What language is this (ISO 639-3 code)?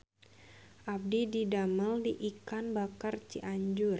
sun